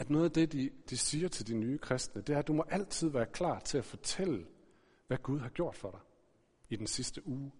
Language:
Danish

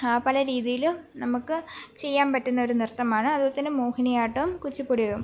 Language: Malayalam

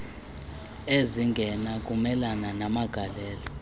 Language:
Xhosa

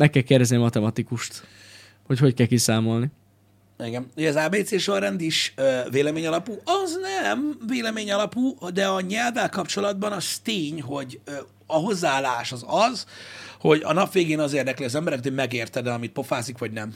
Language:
Hungarian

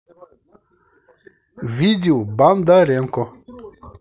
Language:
Russian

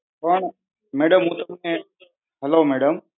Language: Gujarati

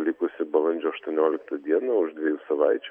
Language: Lithuanian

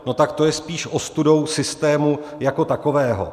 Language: Czech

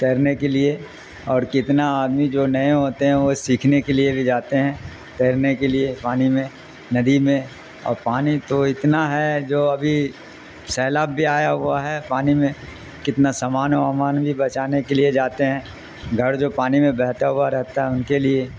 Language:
Urdu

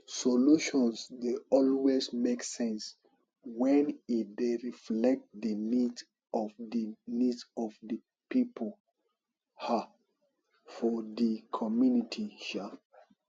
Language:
Nigerian Pidgin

